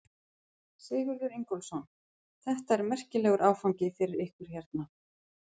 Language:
Icelandic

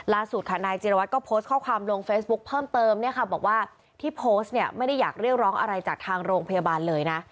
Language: Thai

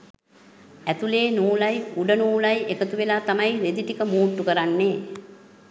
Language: Sinhala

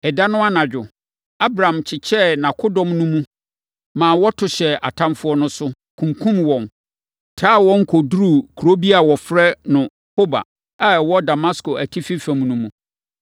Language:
Akan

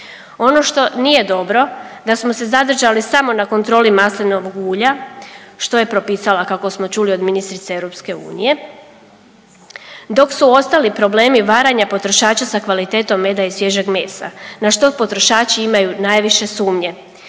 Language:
Croatian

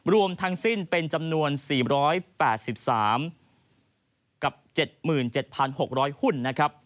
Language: Thai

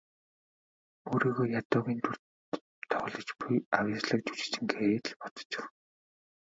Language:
Mongolian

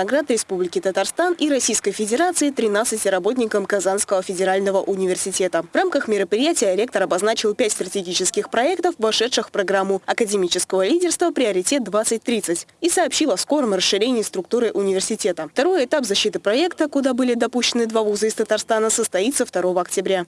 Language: Russian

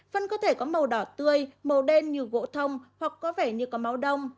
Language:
Vietnamese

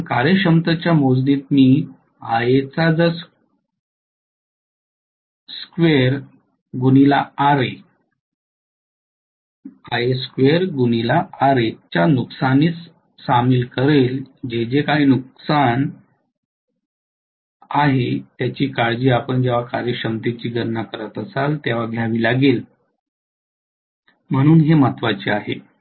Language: Marathi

